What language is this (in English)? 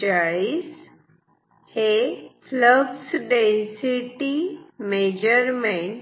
Marathi